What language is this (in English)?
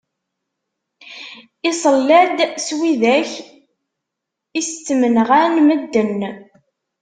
Kabyle